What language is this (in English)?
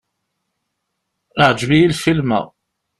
Kabyle